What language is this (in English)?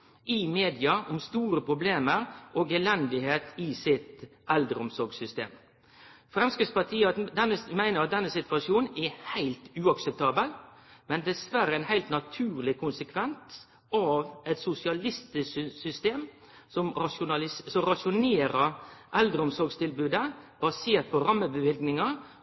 Norwegian Nynorsk